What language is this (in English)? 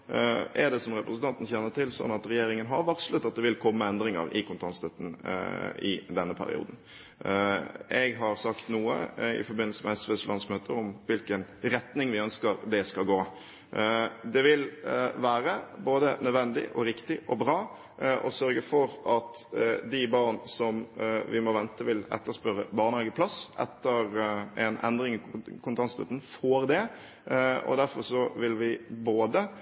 Norwegian Bokmål